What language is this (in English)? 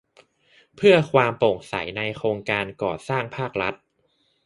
Thai